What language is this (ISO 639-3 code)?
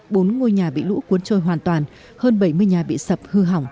vie